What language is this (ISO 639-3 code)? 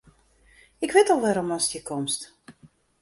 fry